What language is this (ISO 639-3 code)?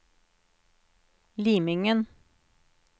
nor